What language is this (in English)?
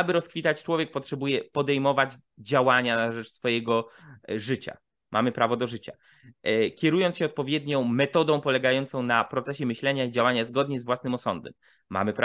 Polish